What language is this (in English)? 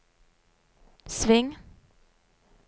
Norwegian